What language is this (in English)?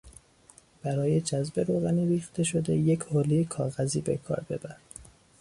Persian